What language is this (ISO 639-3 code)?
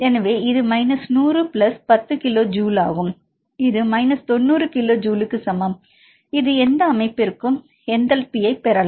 tam